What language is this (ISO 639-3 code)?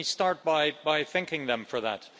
eng